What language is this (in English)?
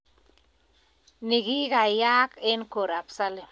Kalenjin